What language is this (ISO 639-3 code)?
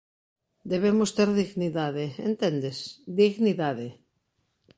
glg